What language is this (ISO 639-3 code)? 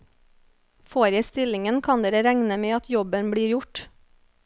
nor